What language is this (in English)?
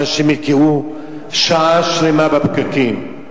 Hebrew